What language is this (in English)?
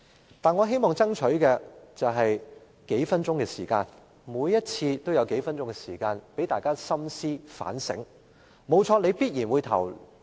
Cantonese